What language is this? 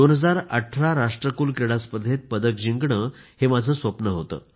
Marathi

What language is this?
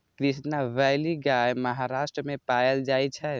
Maithili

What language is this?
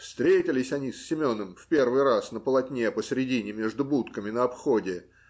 Russian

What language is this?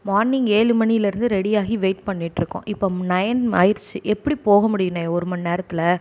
Tamil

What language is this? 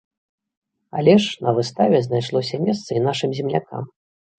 Belarusian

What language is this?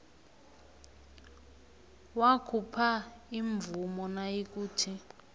South Ndebele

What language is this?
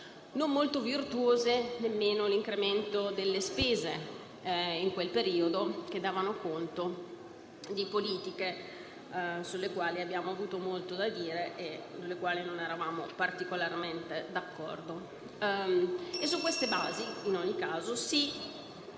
Italian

